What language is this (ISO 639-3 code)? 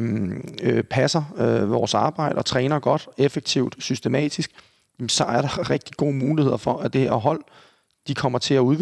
dan